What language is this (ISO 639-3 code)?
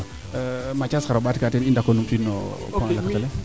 srr